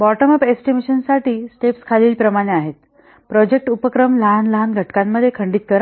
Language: Marathi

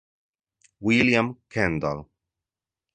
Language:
Italian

